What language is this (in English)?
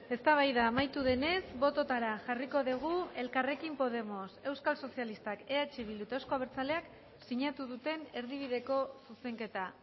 Basque